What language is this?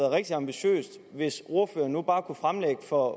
Danish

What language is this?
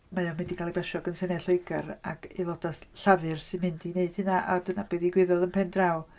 Welsh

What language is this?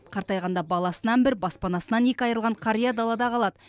Kazakh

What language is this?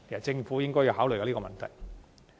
Cantonese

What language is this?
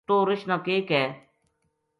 Gujari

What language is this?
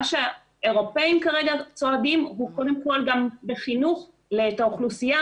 Hebrew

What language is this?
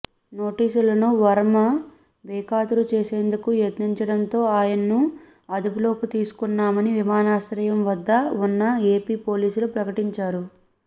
Telugu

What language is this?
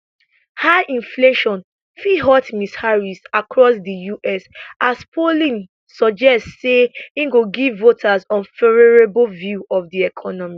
Nigerian Pidgin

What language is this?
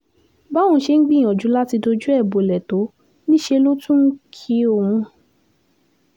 Yoruba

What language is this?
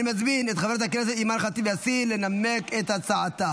Hebrew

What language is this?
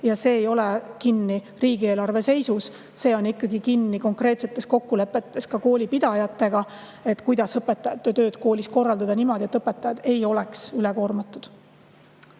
Estonian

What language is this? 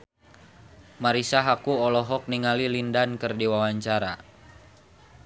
Sundanese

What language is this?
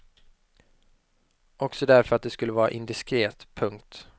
Swedish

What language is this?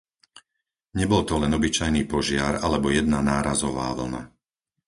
Slovak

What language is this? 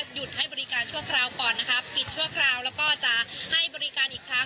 Thai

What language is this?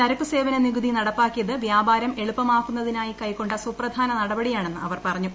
Malayalam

